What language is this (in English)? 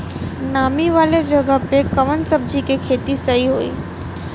Bhojpuri